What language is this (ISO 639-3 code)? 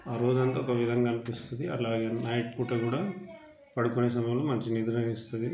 tel